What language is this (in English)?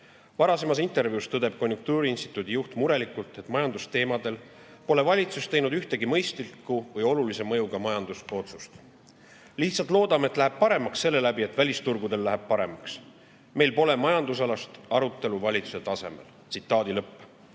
Estonian